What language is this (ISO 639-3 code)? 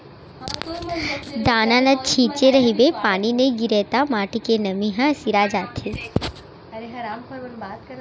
hne